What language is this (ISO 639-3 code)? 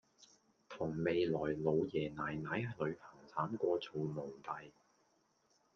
yue